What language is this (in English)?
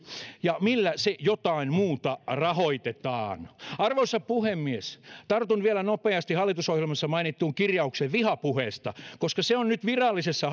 Finnish